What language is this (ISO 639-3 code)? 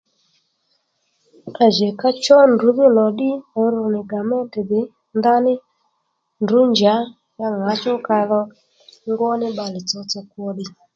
led